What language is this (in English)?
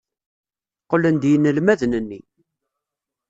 Kabyle